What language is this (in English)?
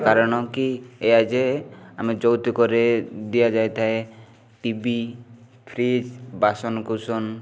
Odia